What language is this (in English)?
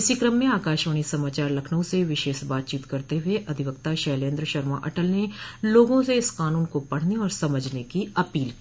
Hindi